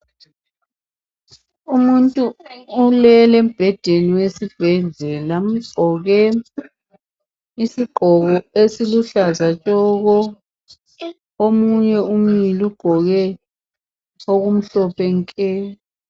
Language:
North Ndebele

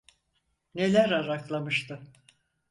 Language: Turkish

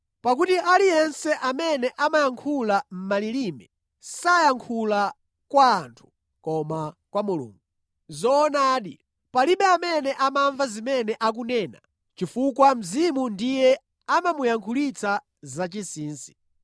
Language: Nyanja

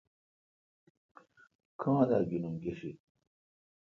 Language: Kalkoti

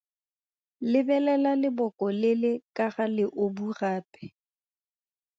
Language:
Tswana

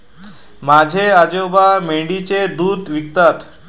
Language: Marathi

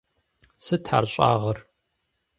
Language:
Kabardian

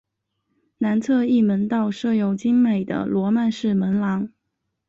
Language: Chinese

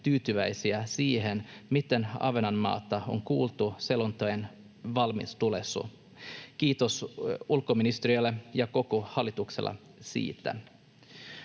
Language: Finnish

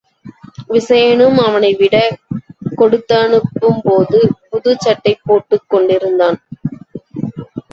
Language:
Tamil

